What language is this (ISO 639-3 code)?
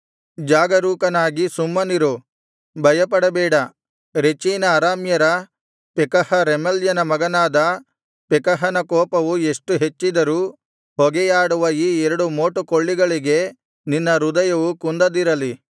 kan